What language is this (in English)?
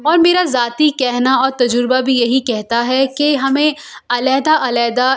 Urdu